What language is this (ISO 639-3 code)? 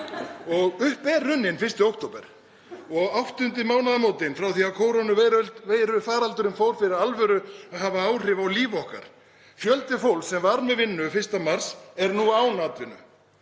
isl